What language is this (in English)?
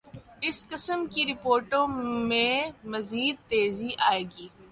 Urdu